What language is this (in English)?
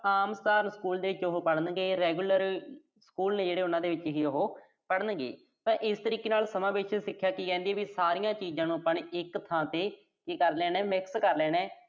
Punjabi